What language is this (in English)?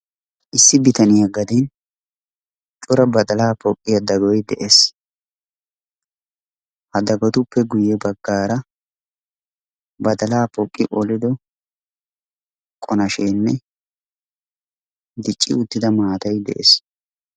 Wolaytta